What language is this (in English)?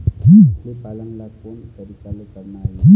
Chhattisgarhi